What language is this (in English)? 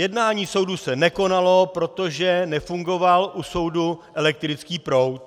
Czech